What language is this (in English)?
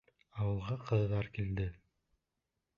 Bashkir